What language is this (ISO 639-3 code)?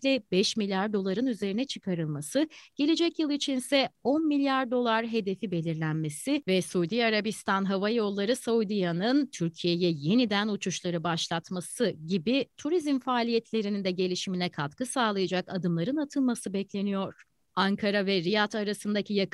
tur